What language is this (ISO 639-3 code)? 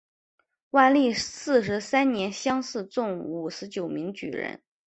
zho